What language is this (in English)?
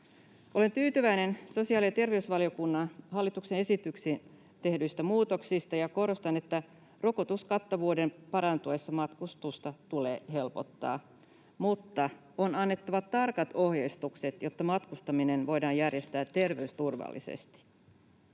Finnish